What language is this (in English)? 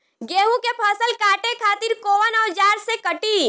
Bhojpuri